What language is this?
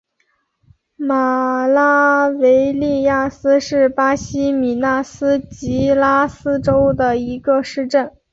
Chinese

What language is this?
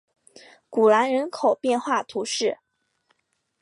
Chinese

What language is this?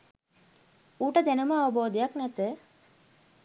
Sinhala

